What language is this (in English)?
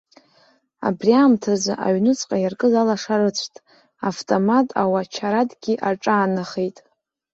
Abkhazian